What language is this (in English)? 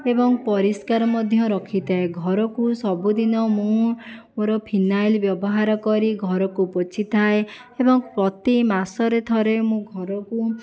Odia